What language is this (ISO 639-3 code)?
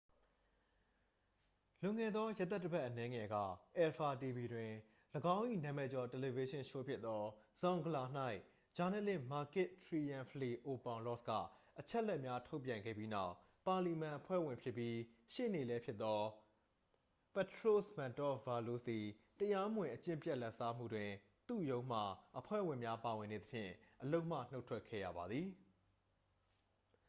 mya